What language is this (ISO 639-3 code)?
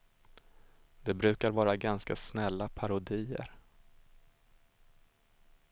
swe